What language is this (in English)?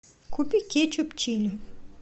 Russian